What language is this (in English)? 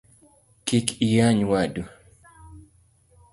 Luo (Kenya and Tanzania)